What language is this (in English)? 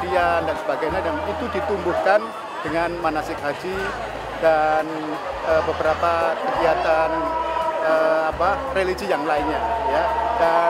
Indonesian